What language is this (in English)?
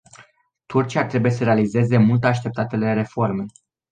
Romanian